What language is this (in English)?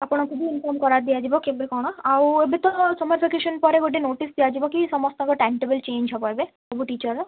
Odia